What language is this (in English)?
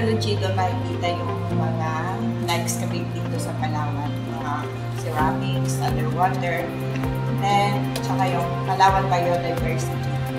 Filipino